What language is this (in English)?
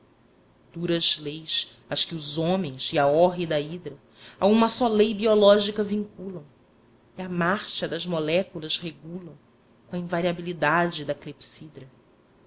Portuguese